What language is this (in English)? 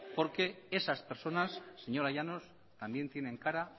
Spanish